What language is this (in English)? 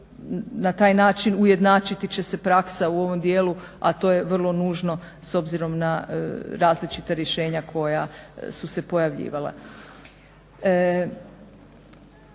Croatian